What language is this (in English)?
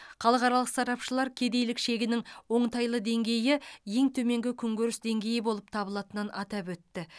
Kazakh